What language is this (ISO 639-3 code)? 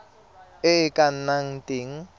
tsn